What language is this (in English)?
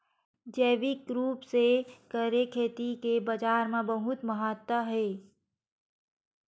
Chhattisgarhi